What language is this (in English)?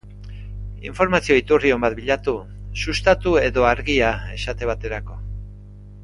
Basque